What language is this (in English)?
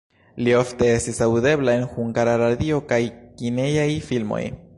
Esperanto